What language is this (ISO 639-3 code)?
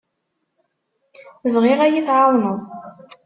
kab